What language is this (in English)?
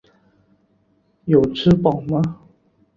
Chinese